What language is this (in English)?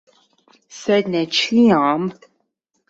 Esperanto